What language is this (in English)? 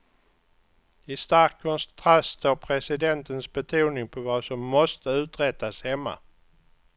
Swedish